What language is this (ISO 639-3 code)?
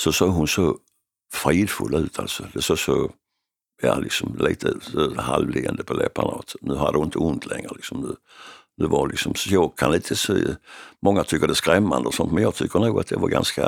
swe